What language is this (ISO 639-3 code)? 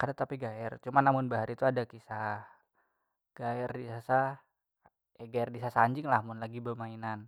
bjn